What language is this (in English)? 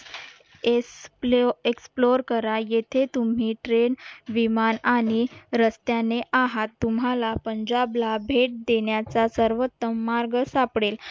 Marathi